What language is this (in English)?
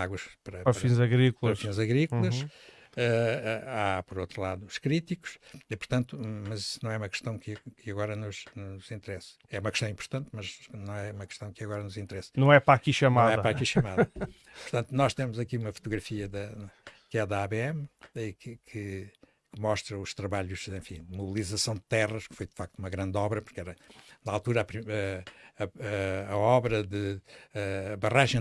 Portuguese